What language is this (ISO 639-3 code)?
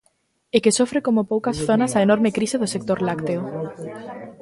glg